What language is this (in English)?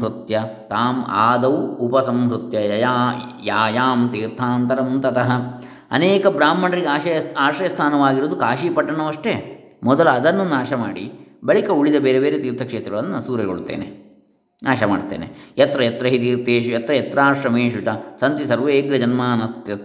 Kannada